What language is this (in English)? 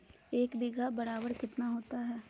Magahi